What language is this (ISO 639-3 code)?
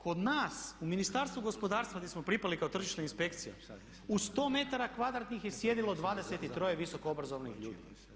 hrv